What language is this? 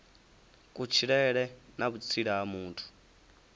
Venda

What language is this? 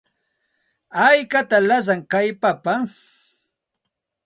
Santa Ana de Tusi Pasco Quechua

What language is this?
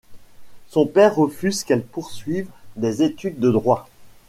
French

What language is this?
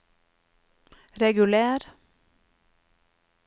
Norwegian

